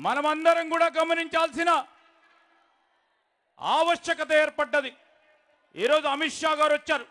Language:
French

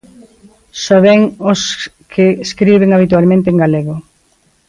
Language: Galician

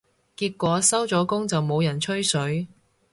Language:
Cantonese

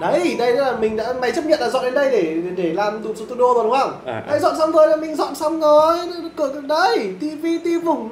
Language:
Vietnamese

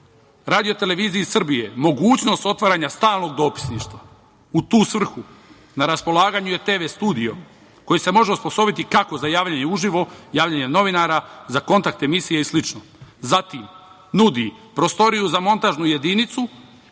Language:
Serbian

